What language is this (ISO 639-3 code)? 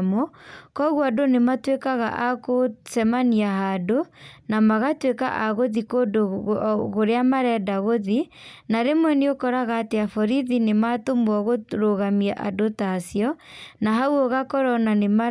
kik